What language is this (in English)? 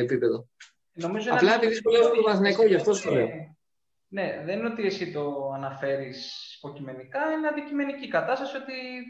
Greek